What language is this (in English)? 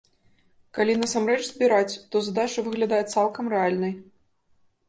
Belarusian